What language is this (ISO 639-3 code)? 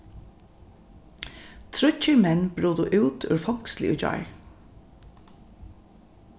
fao